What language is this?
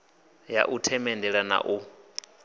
Venda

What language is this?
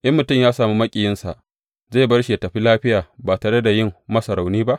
Hausa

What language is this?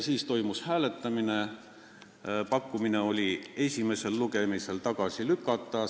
Estonian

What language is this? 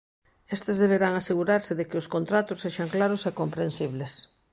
Galician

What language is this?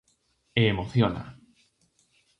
Galician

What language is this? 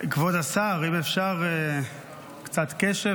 Hebrew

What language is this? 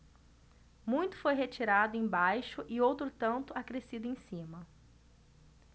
Portuguese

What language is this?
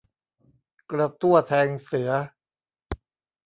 Thai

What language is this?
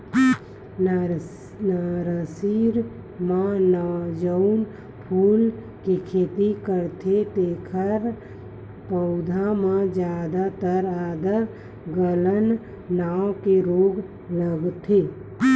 Chhattisgarhi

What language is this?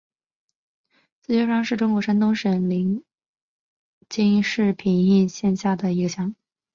Chinese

